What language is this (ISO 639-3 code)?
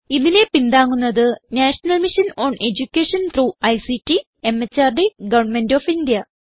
mal